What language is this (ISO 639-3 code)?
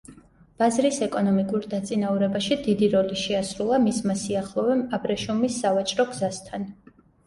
kat